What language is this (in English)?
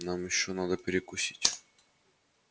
Russian